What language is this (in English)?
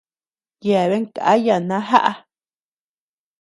Tepeuxila Cuicatec